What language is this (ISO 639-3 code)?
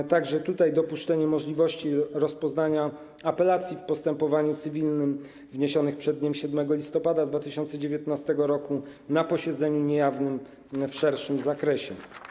pol